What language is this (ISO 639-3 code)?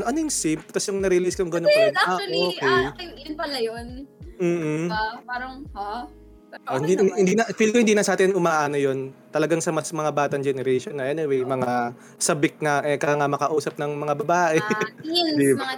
fil